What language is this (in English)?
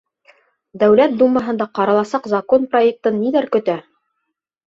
Bashkir